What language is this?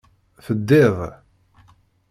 Kabyle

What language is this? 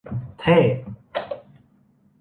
Thai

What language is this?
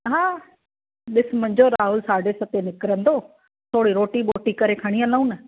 Sindhi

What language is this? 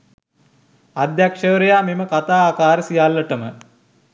Sinhala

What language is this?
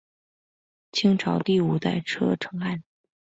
Chinese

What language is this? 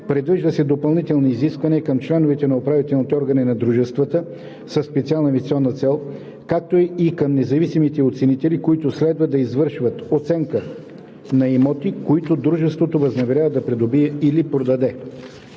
Bulgarian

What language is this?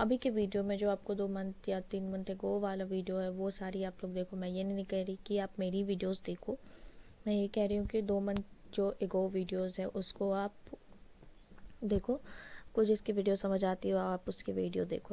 English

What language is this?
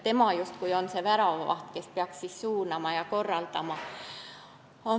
Estonian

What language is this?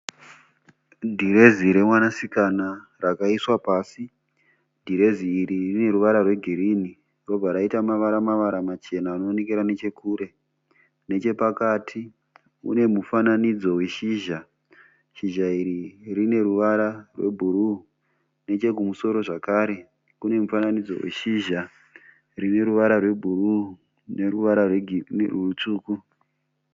Shona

